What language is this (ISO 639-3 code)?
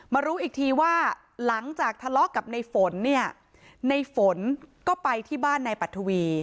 tha